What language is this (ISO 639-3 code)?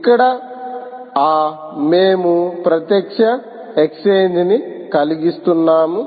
tel